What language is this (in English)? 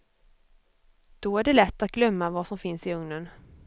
Swedish